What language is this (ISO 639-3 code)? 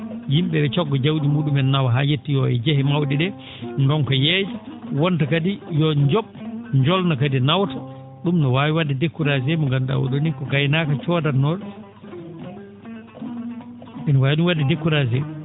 ful